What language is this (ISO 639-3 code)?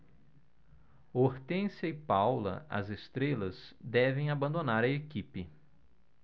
por